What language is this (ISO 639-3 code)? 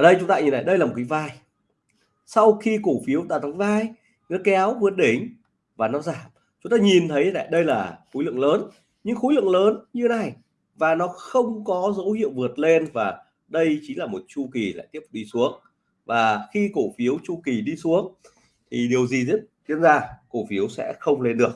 vie